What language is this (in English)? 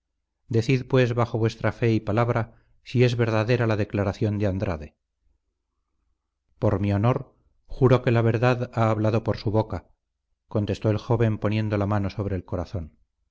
Spanish